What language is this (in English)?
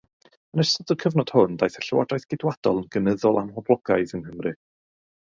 Welsh